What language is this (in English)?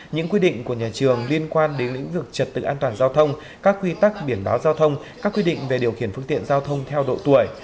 Vietnamese